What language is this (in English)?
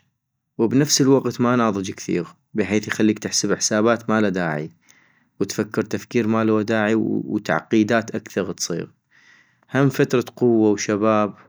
North Mesopotamian Arabic